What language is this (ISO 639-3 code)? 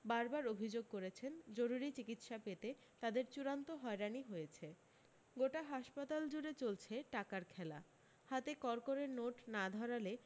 ben